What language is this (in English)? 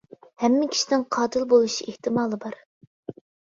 Uyghur